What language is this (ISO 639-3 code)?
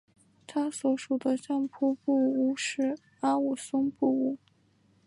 zho